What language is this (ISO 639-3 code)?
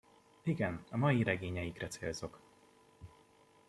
hun